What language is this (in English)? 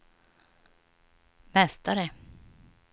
Swedish